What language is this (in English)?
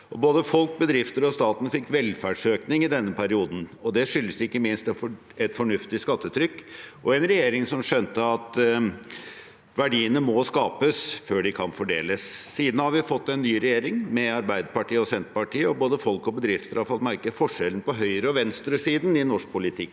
Norwegian